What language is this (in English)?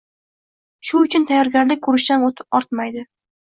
Uzbek